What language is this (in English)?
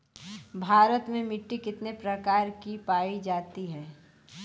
Bhojpuri